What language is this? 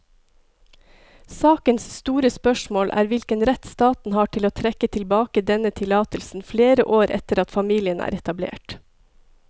Norwegian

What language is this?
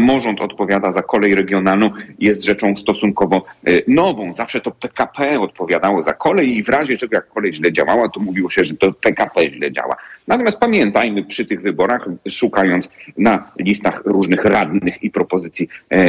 Polish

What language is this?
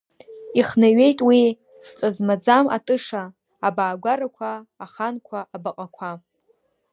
Abkhazian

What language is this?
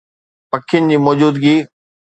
Sindhi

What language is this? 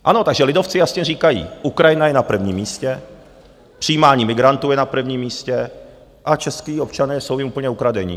Czech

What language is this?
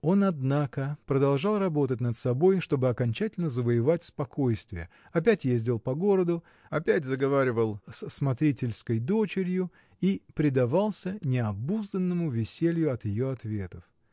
Russian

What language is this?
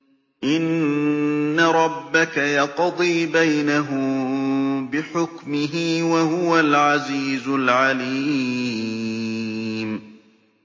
Arabic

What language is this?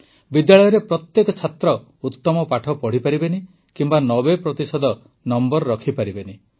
Odia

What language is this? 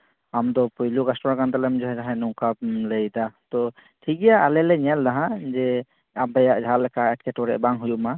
Santali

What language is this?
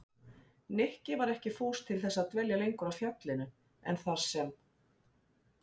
Icelandic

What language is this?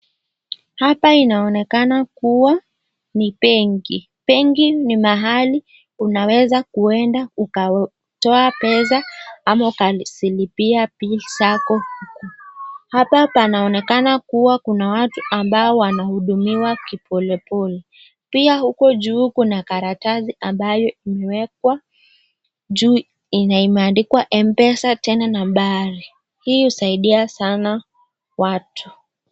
Swahili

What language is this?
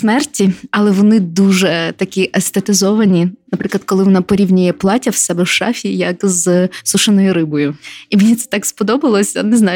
Ukrainian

